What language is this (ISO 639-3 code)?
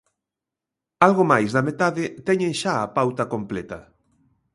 glg